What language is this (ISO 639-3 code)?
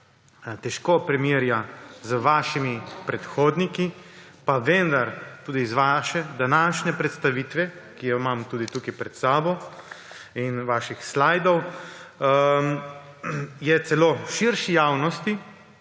slv